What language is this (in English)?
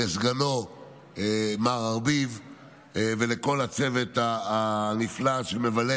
Hebrew